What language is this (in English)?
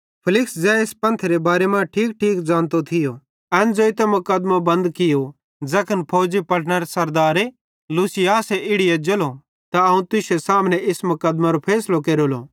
Bhadrawahi